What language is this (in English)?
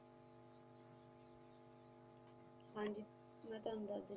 Punjabi